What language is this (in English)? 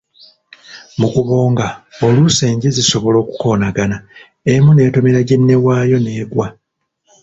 Ganda